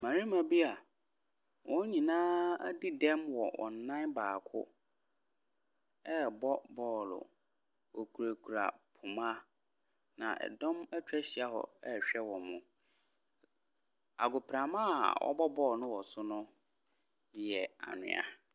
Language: Akan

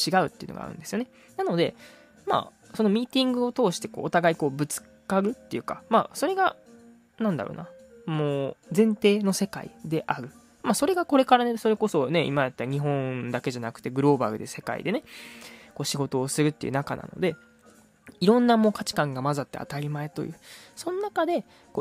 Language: Japanese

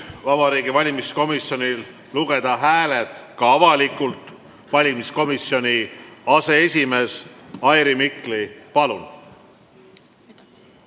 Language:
Estonian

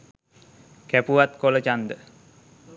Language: Sinhala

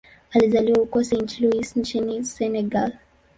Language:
Swahili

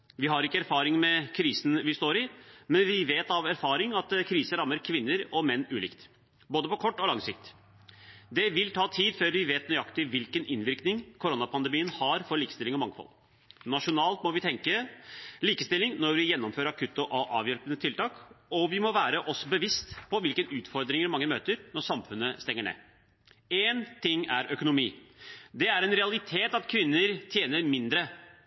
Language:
Norwegian Bokmål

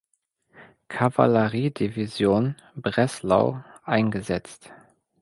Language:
German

